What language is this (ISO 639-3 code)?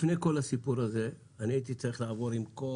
heb